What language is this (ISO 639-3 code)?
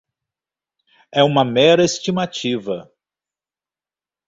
por